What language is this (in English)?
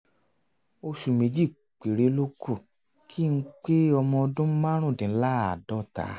Yoruba